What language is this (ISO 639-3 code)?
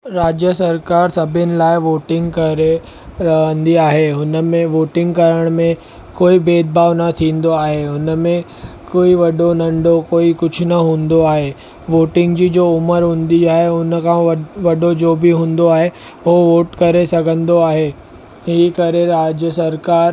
snd